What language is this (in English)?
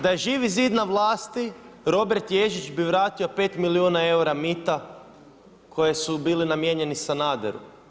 Croatian